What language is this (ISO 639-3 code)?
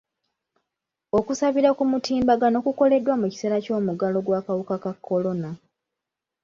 lug